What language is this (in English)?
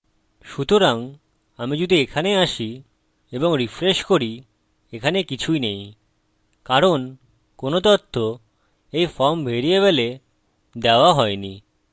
Bangla